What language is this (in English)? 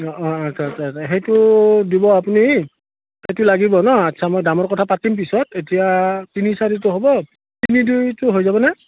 Assamese